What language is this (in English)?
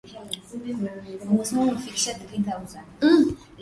Swahili